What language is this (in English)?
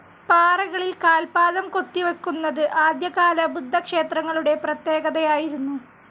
Malayalam